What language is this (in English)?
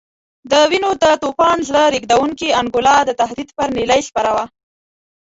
Pashto